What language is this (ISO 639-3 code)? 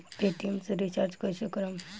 bho